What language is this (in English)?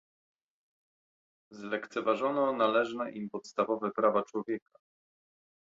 Polish